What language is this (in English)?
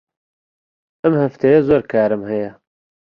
Central Kurdish